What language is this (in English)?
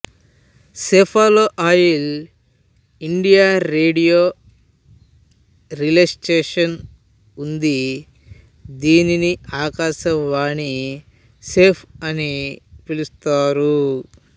Telugu